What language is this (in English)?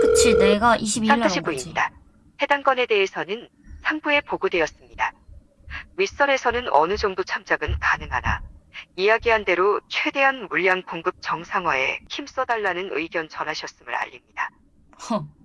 Korean